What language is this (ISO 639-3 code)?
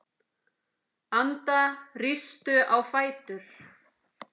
isl